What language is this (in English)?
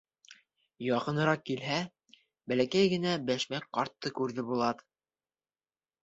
Bashkir